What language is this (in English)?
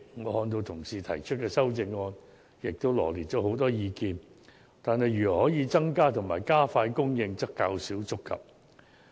Cantonese